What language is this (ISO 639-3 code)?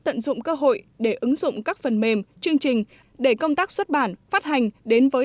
vie